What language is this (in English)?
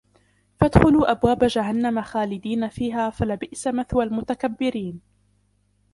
Arabic